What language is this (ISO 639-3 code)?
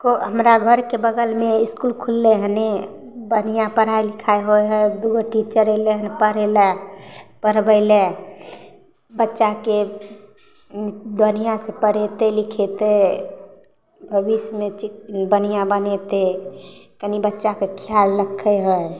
mai